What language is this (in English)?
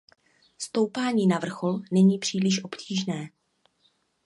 Czech